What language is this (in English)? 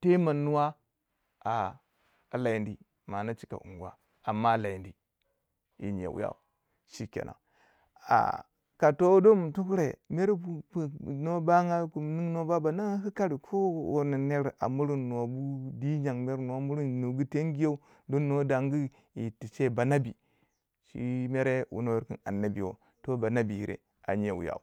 Waja